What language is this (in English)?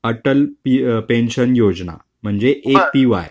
Marathi